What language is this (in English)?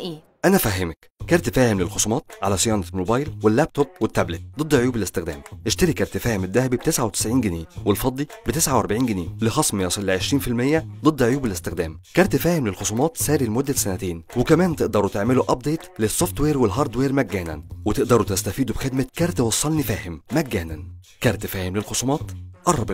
Arabic